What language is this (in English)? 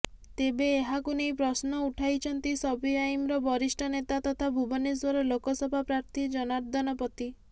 Odia